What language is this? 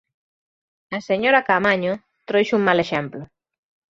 Galician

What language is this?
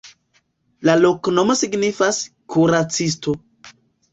Esperanto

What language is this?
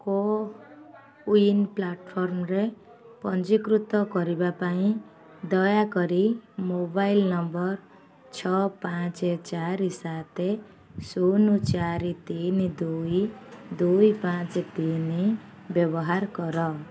Odia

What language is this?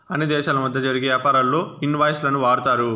Telugu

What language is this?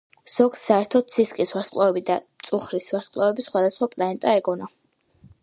Georgian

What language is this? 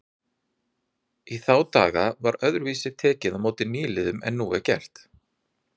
Icelandic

